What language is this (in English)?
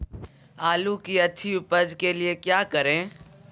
Magahi